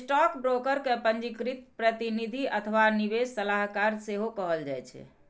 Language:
Maithili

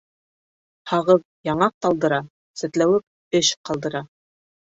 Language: Bashkir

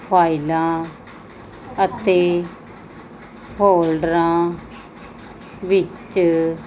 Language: Punjabi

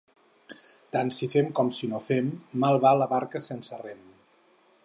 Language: Catalan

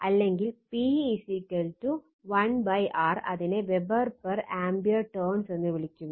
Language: Malayalam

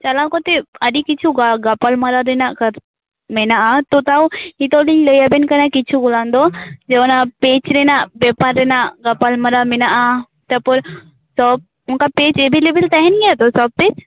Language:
Santali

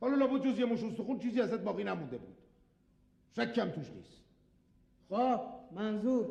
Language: Persian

